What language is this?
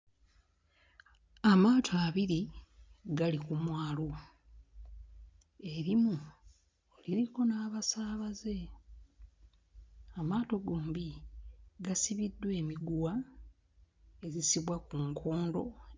Ganda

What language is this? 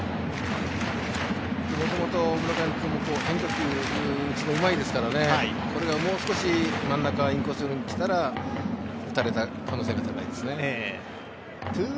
Japanese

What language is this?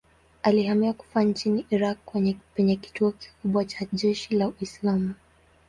Swahili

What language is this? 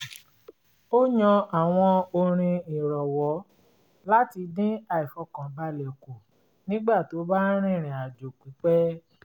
Yoruba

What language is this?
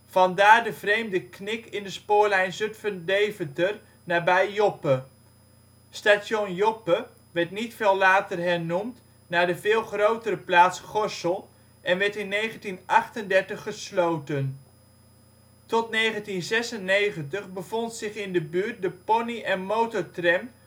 Dutch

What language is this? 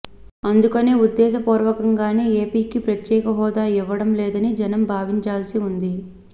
Telugu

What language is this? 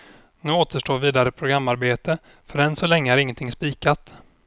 Swedish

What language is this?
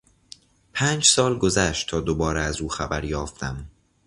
Persian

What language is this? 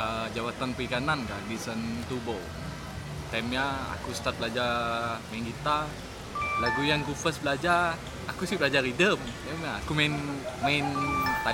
Malay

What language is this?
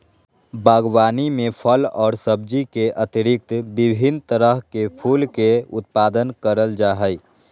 Magahi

